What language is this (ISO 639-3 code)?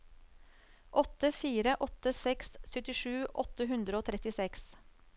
nor